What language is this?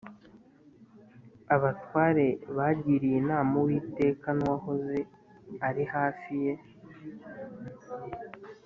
Kinyarwanda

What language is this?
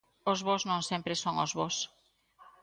Galician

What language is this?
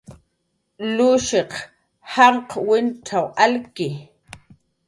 Jaqaru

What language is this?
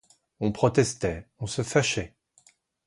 French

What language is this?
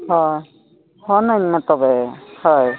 Santali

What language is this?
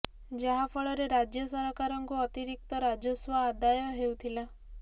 Odia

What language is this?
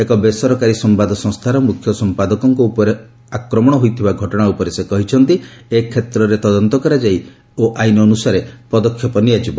Odia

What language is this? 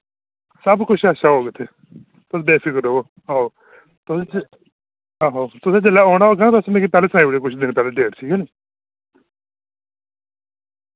Dogri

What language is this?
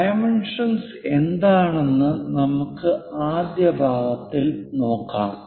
Malayalam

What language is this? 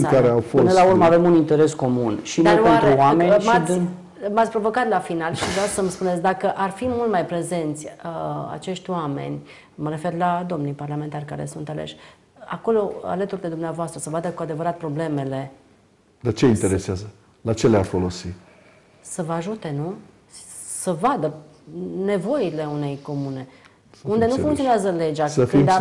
Romanian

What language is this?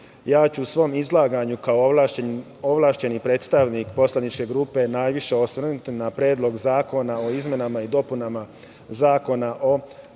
Serbian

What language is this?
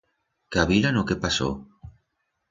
Aragonese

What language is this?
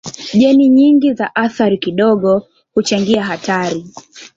Swahili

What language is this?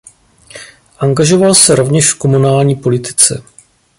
Czech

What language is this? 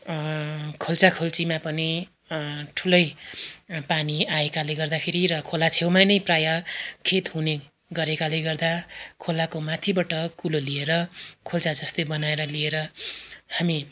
Nepali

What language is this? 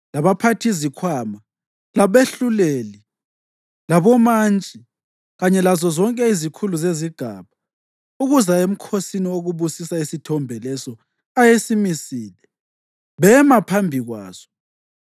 North Ndebele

